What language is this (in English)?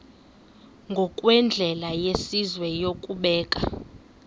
Xhosa